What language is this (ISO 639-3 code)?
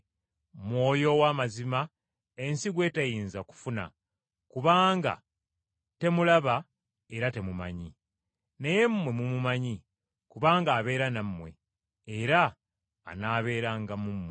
lug